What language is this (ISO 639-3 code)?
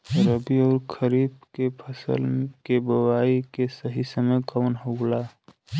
bho